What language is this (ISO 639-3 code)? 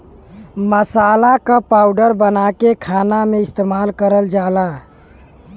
bho